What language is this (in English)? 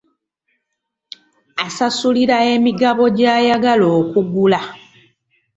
Ganda